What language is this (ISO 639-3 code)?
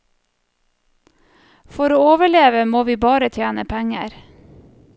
nor